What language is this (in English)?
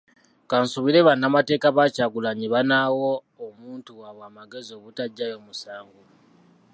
Ganda